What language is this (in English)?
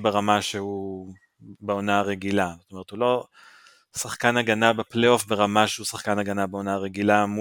Hebrew